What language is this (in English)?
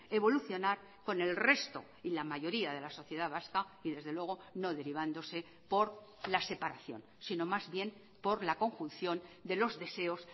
Spanish